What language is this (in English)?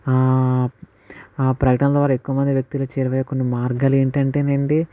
Telugu